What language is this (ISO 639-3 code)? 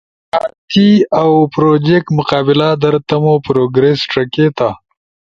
ush